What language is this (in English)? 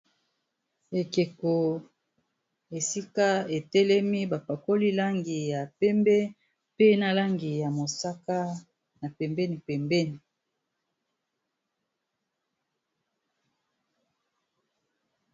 Lingala